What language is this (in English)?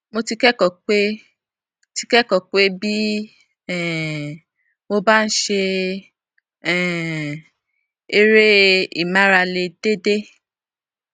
Yoruba